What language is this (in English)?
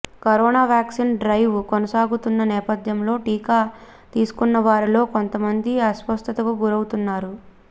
Telugu